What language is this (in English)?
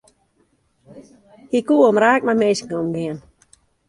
Western Frisian